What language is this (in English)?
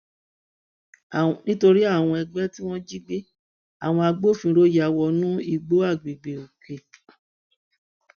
Yoruba